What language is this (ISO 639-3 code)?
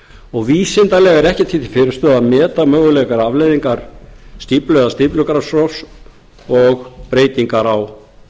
isl